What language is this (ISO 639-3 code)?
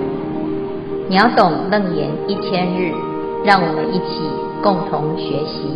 zho